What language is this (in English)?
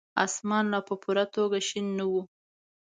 Pashto